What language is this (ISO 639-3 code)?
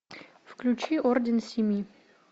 rus